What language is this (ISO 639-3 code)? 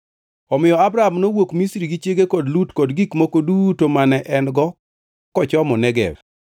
luo